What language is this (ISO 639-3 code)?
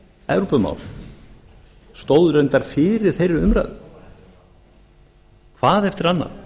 isl